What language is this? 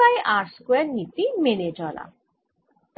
Bangla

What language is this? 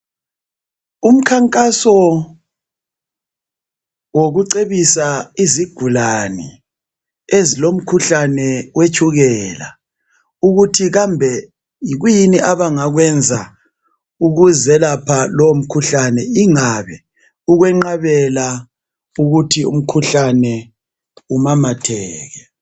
North Ndebele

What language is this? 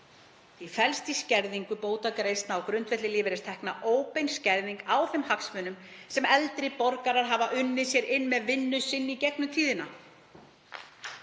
Icelandic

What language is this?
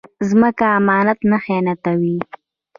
Pashto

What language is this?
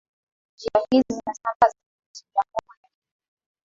Swahili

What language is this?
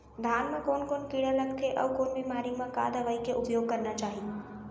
Chhattisgarhi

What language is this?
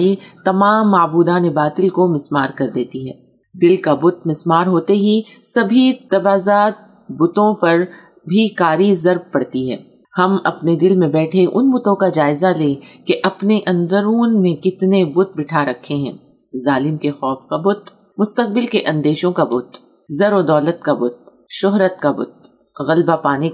Urdu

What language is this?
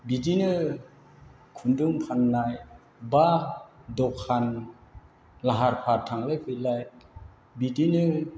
Bodo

